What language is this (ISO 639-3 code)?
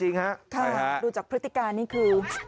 tha